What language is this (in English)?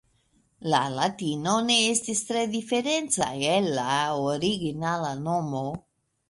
Esperanto